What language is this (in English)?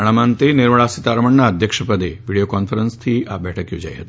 Gujarati